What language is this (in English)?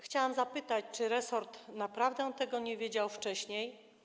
Polish